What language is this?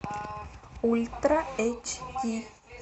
Russian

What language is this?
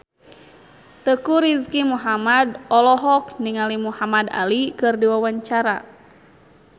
Sundanese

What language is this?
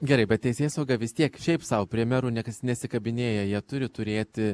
Lithuanian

